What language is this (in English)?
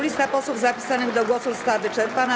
Polish